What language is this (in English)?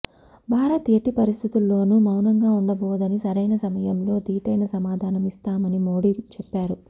Telugu